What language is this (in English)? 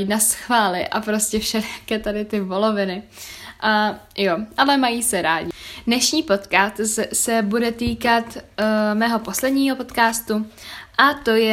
Czech